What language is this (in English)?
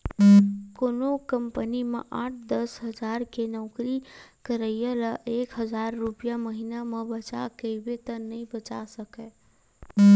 Chhattisgarhi